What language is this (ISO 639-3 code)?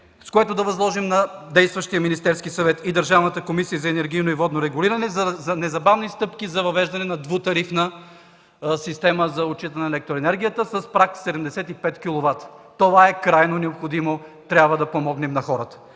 bul